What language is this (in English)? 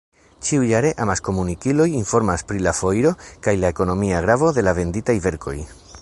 Esperanto